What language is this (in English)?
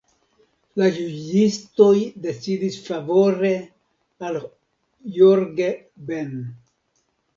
Esperanto